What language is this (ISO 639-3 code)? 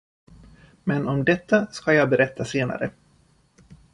swe